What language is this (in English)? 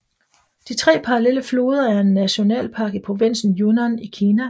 Danish